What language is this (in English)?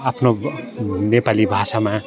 Nepali